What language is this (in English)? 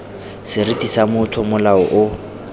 Tswana